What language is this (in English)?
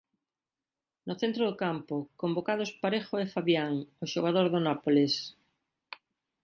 Galician